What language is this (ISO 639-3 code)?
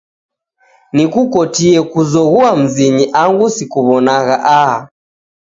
dav